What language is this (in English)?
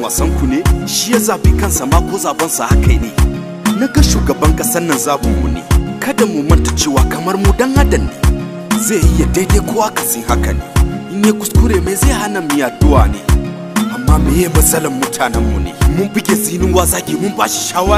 Romanian